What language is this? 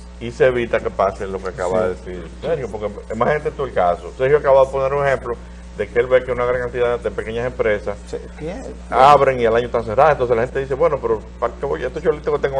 Spanish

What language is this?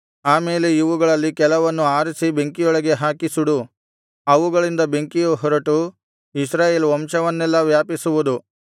Kannada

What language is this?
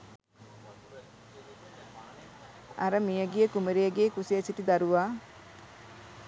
Sinhala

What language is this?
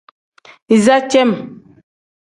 Tem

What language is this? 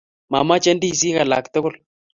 Kalenjin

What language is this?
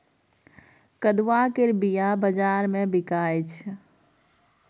Maithili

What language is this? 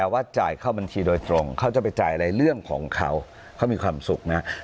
Thai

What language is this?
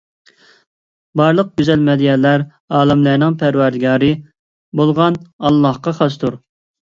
Uyghur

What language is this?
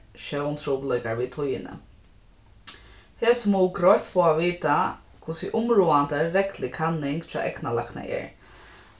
Faroese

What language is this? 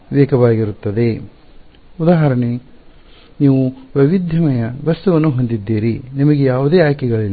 Kannada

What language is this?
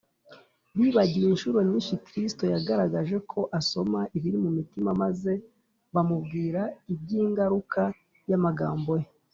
Kinyarwanda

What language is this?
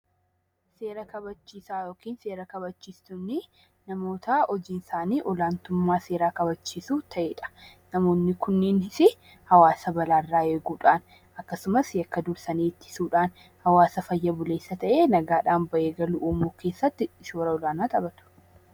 Oromo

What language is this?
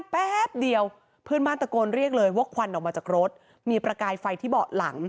Thai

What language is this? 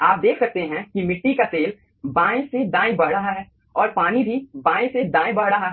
Hindi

